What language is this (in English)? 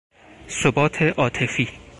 Persian